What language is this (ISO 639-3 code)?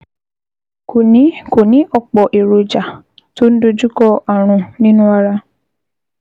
yor